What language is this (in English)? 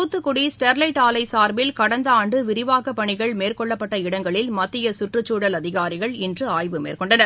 Tamil